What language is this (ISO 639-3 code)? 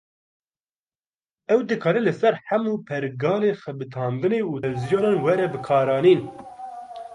kur